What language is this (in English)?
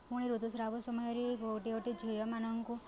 Odia